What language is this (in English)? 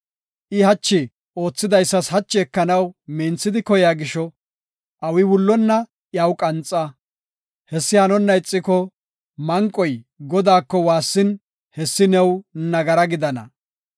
Gofa